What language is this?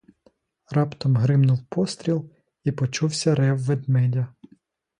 Ukrainian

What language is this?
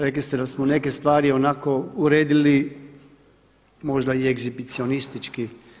Croatian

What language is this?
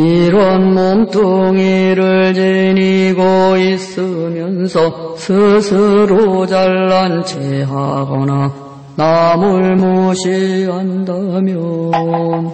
Korean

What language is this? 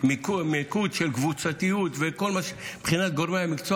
Hebrew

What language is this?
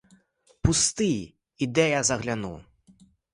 Ukrainian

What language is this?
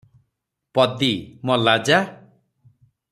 Odia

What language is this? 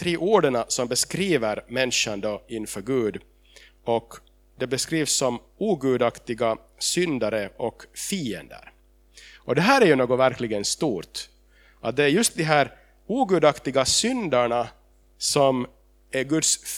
Swedish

